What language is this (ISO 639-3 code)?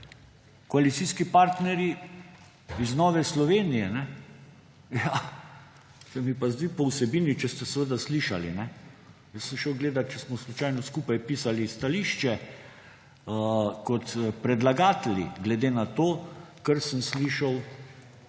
slv